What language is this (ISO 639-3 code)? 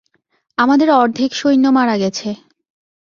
ben